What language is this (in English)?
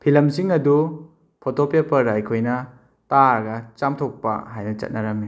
Manipuri